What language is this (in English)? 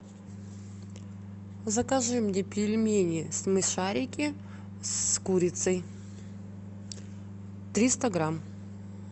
Russian